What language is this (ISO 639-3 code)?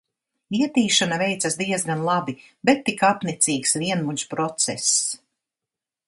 lav